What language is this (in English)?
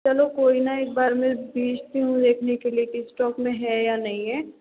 Hindi